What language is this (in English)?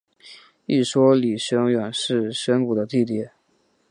Chinese